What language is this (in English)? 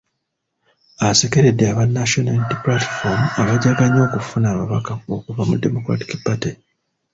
Ganda